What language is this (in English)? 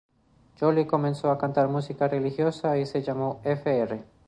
Spanish